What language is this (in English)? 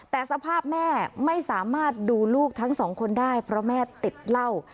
Thai